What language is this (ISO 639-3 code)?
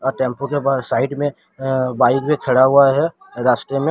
hin